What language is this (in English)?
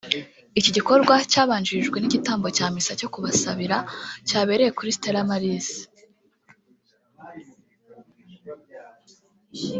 Kinyarwanda